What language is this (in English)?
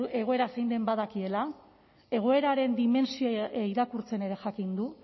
Basque